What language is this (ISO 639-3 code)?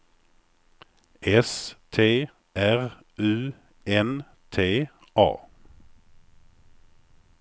swe